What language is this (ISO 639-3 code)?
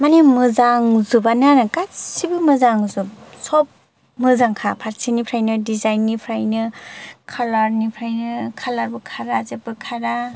brx